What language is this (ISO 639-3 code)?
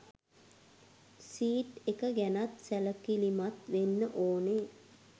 sin